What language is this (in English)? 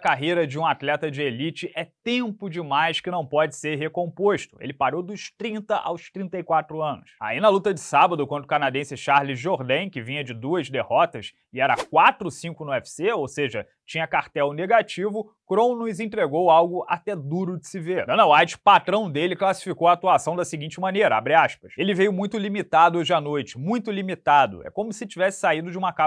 Portuguese